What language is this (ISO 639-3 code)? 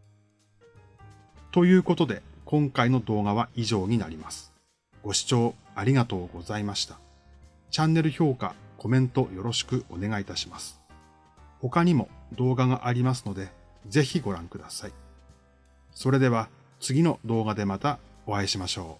jpn